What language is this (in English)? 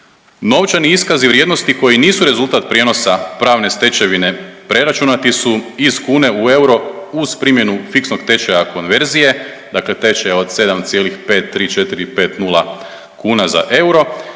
Croatian